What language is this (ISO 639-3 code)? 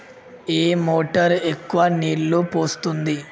tel